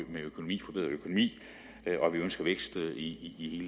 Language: Danish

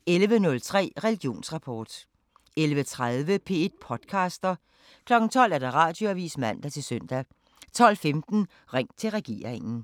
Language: Danish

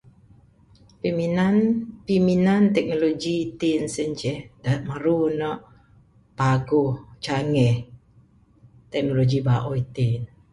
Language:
Bukar-Sadung Bidayuh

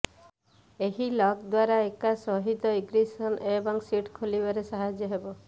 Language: Odia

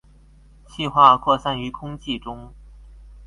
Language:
Chinese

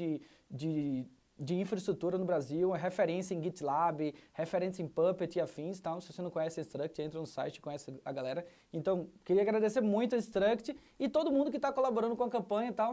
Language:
Portuguese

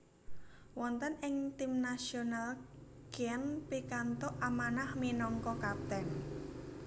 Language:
Javanese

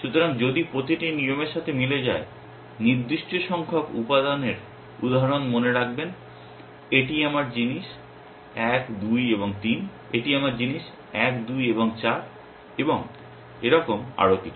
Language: Bangla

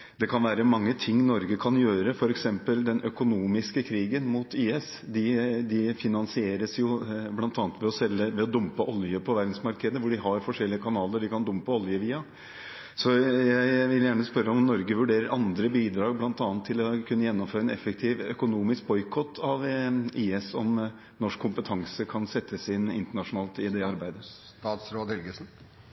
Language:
Norwegian Bokmål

